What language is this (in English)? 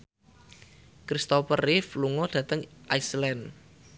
Javanese